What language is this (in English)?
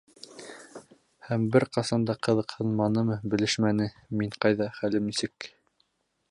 Bashkir